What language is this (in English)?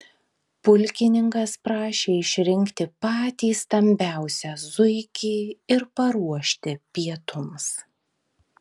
Lithuanian